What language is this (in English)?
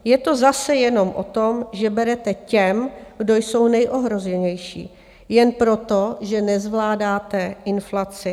Czech